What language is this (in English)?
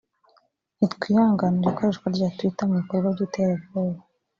Kinyarwanda